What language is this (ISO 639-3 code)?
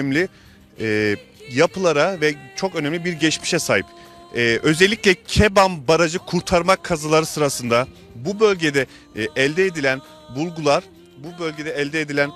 tur